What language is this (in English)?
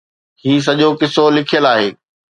Sindhi